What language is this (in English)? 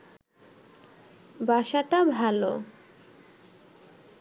Bangla